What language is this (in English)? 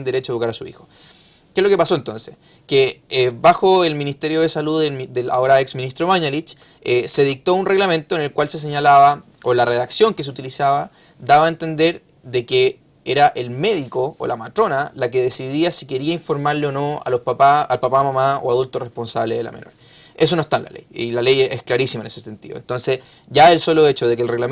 Spanish